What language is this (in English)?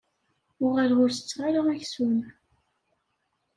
Kabyle